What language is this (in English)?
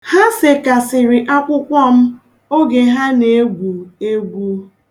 Igbo